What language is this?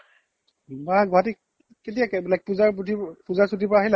Assamese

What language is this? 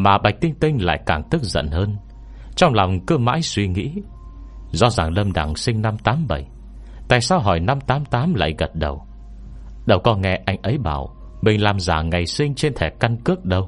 Vietnamese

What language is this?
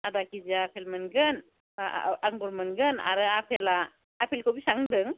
Bodo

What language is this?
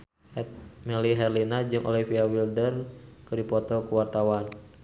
Sundanese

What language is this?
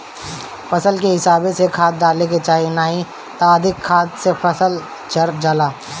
Bhojpuri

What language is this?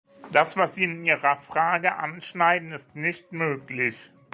German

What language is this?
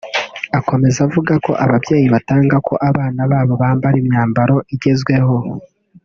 Kinyarwanda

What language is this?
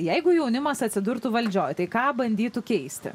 Lithuanian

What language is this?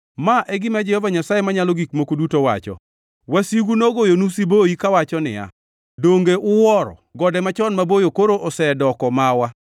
Luo (Kenya and Tanzania)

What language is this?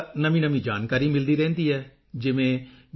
Punjabi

